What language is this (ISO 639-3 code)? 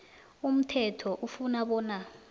nbl